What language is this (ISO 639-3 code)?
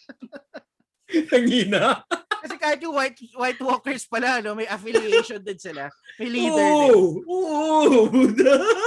fil